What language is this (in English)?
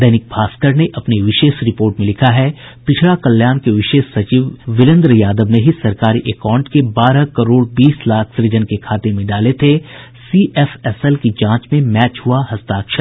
Hindi